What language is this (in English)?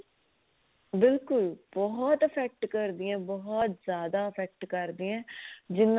Punjabi